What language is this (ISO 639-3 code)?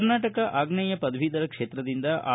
kan